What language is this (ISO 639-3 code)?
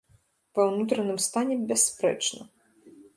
bel